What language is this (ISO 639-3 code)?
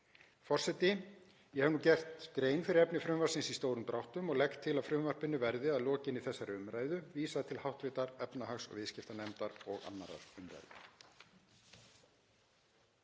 isl